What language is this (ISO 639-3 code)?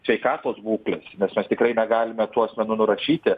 lit